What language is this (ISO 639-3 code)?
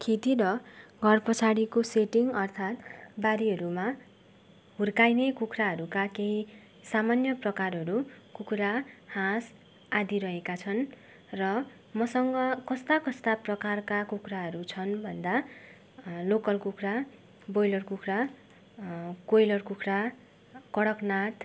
nep